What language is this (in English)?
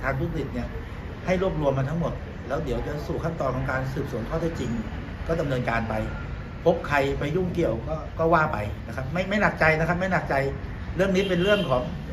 Thai